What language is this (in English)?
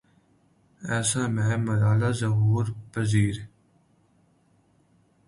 Urdu